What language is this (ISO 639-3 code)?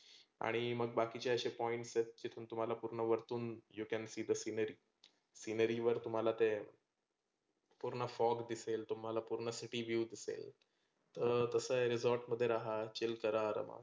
mar